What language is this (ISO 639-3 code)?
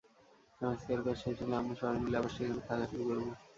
ben